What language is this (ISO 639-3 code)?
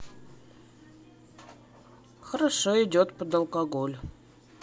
rus